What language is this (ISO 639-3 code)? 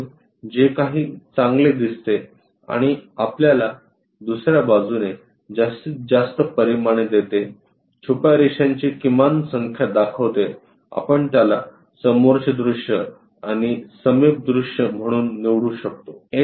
mar